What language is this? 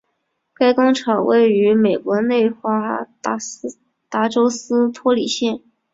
Chinese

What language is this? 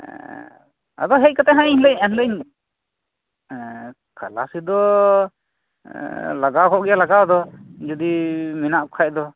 Santali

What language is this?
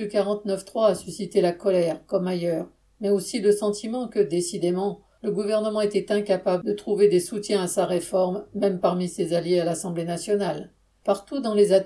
French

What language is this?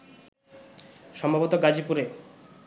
Bangla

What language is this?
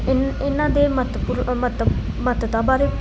Punjabi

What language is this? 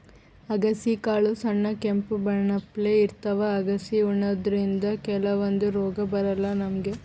Kannada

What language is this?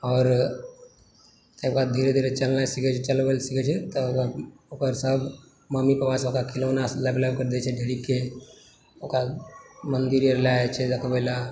Maithili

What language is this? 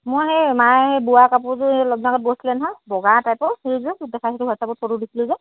Assamese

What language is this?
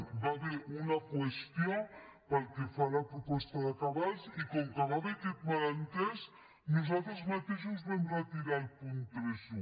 Catalan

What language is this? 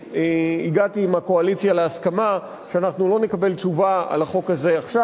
Hebrew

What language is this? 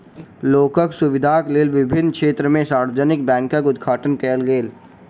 Maithili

